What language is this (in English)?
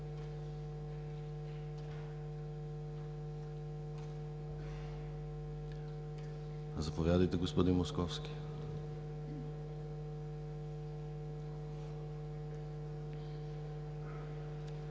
Bulgarian